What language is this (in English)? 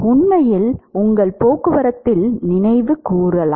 Tamil